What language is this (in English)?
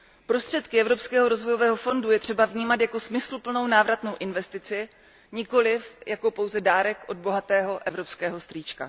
Czech